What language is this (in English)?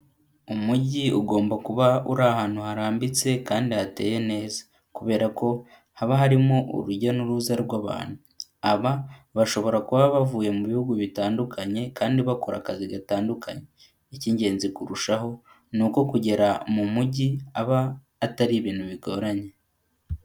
Kinyarwanda